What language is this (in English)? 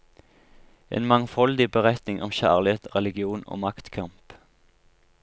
Norwegian